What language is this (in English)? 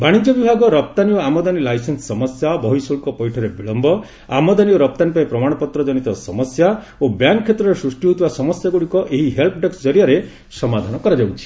Odia